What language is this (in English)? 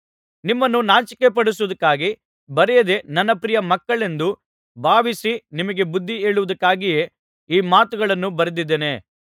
Kannada